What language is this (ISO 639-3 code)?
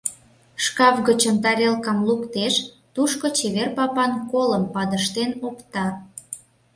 chm